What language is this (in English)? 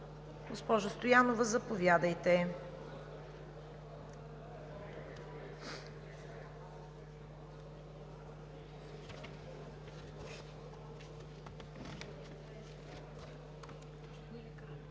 Bulgarian